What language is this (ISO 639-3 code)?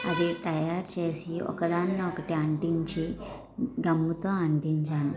tel